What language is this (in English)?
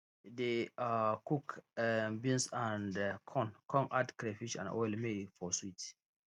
Nigerian Pidgin